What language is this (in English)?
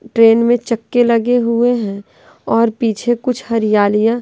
Hindi